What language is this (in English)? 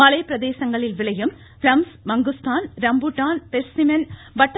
Tamil